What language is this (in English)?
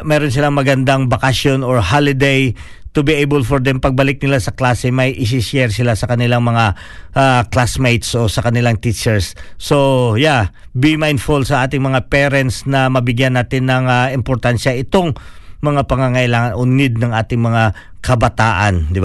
Filipino